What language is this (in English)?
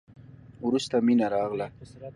Pashto